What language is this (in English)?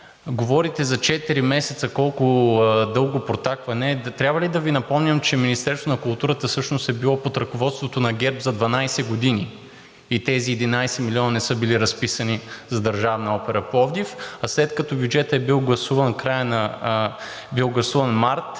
Bulgarian